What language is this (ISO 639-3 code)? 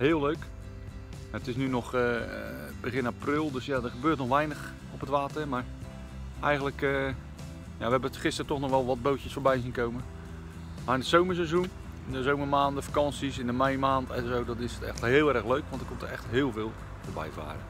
nld